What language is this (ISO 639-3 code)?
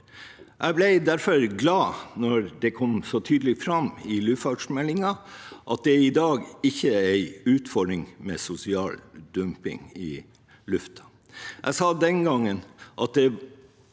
nor